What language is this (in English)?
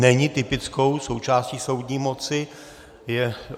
Czech